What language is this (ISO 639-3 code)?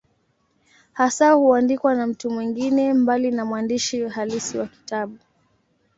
swa